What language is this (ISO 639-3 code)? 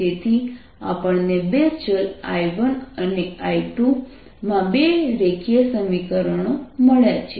guj